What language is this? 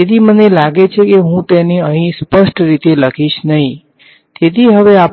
Gujarati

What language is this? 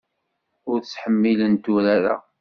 Kabyle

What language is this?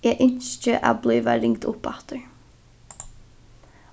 Faroese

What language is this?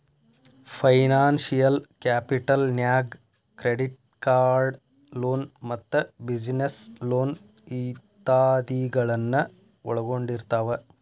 Kannada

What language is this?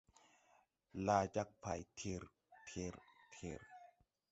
Tupuri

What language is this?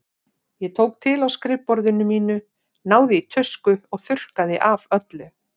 Icelandic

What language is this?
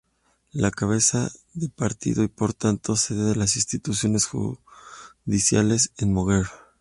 Spanish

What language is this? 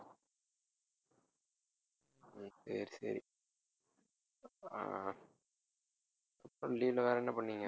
Tamil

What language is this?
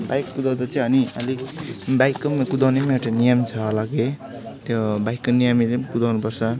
Nepali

